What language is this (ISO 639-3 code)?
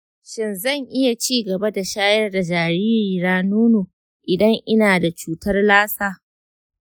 hau